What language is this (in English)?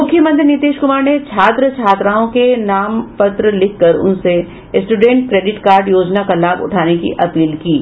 Hindi